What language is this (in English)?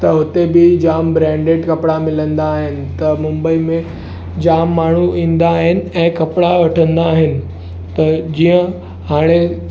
Sindhi